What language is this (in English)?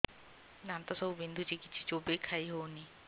Odia